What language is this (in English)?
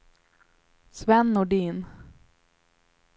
Swedish